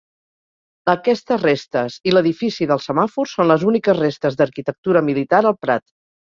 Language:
Catalan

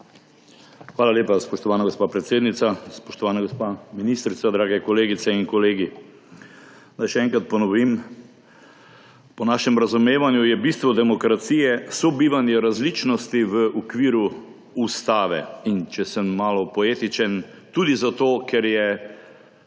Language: Slovenian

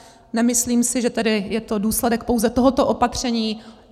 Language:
Czech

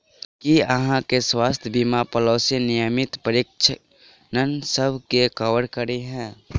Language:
Maithili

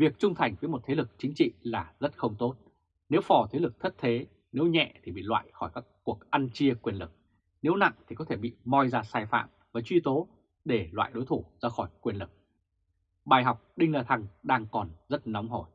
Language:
Vietnamese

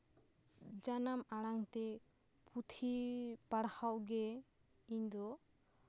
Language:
Santali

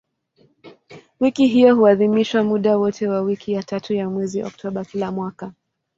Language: Swahili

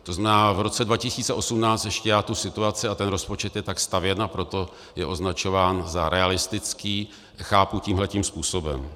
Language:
Czech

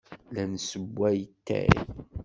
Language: Kabyle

